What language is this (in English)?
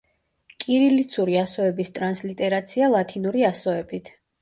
Georgian